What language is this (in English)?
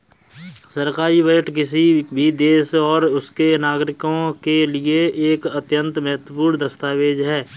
Hindi